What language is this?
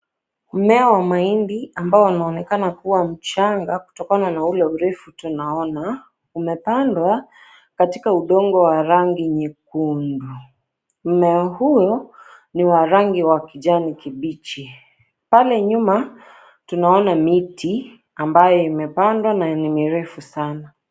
Swahili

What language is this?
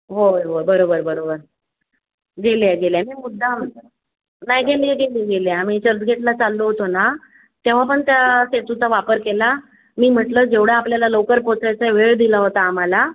Marathi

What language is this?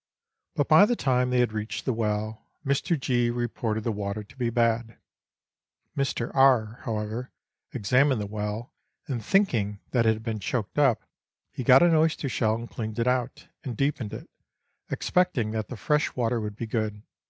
English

